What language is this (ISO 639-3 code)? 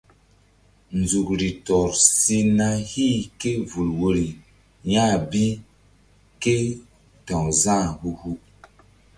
mdd